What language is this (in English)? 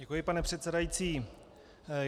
Czech